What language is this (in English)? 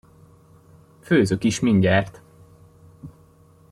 Hungarian